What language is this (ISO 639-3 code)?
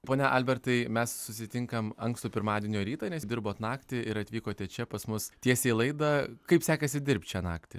lit